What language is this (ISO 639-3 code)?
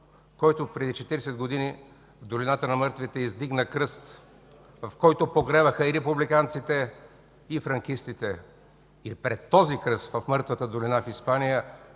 bul